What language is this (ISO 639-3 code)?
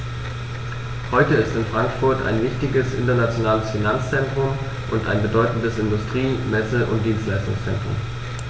deu